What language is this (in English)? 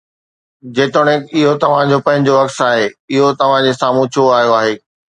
Sindhi